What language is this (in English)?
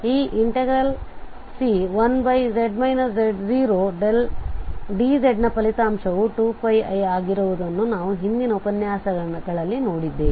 Kannada